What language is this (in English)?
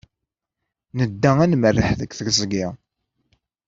Kabyle